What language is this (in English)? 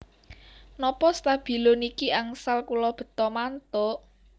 Javanese